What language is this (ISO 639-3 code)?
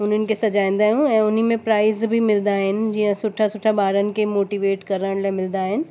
snd